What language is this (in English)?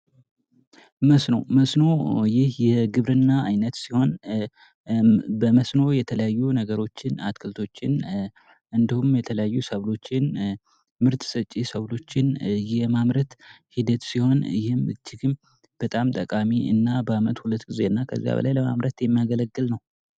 Amharic